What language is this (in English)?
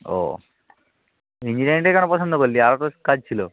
Bangla